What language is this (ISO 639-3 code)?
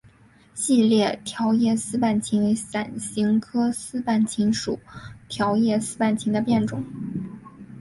zho